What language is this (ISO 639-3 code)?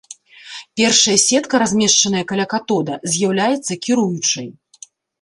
bel